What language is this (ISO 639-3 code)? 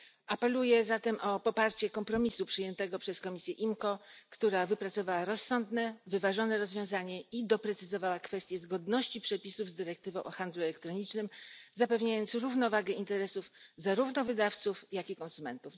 pol